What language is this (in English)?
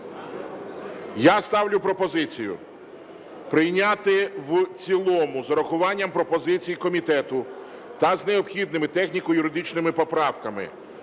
Ukrainian